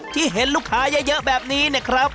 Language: Thai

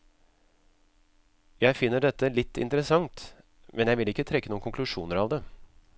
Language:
Norwegian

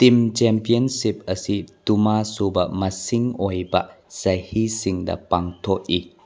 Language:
Manipuri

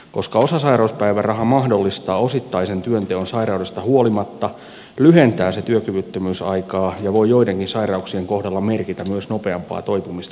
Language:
Finnish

